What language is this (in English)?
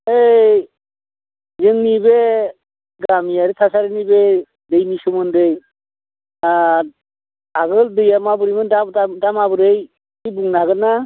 Bodo